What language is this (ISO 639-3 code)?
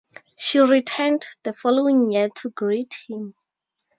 eng